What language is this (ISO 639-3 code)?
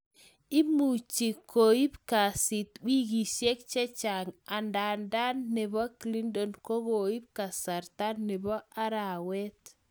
kln